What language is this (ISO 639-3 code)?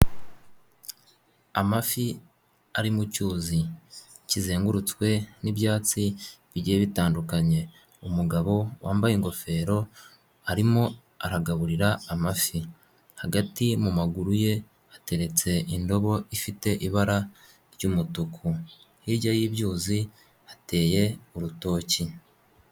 kin